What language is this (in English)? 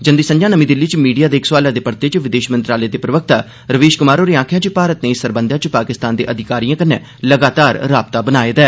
Dogri